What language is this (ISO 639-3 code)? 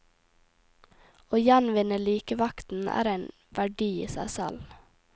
nor